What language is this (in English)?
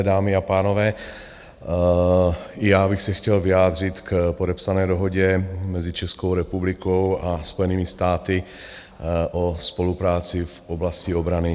Czech